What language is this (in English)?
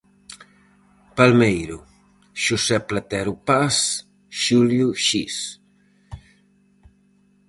Galician